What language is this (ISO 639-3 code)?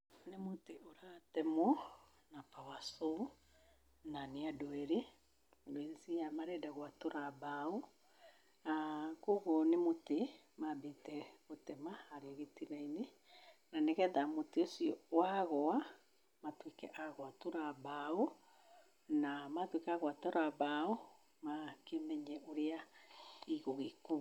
kik